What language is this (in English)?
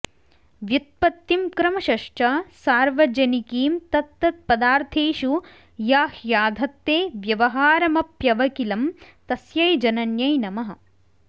Sanskrit